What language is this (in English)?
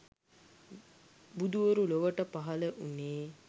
Sinhala